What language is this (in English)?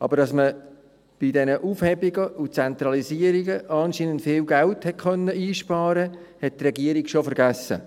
Swiss German